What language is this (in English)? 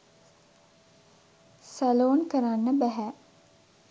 Sinhala